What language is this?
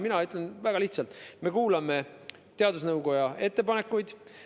Estonian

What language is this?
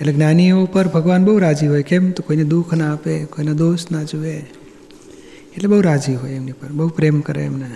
Gujarati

